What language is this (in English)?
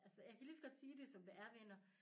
Danish